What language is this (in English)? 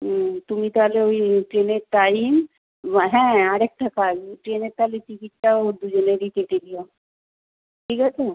Bangla